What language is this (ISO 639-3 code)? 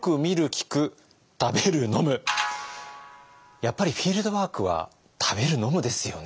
jpn